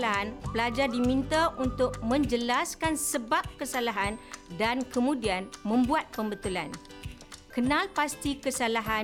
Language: Malay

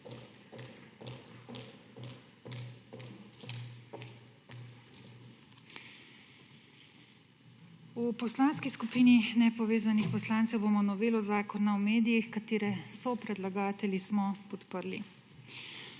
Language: Slovenian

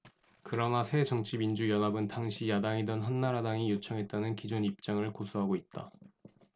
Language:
Korean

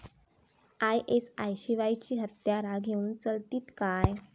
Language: Marathi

